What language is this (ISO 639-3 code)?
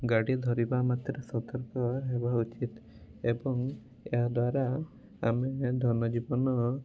ori